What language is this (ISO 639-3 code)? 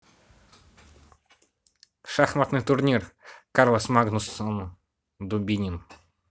rus